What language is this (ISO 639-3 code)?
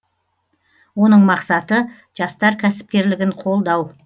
kaz